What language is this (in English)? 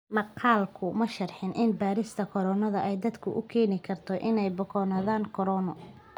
Somali